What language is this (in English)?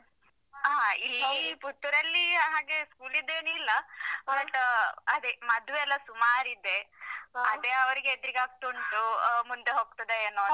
Kannada